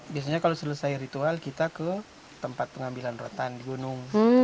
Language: Indonesian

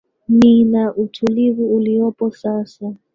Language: Swahili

